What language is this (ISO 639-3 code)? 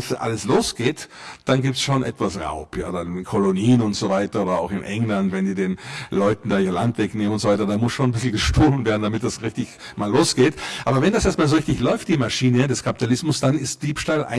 deu